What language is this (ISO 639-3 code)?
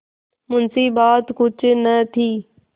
hin